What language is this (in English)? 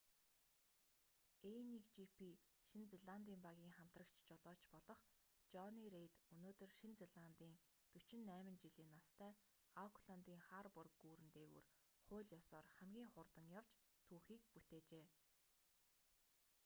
Mongolian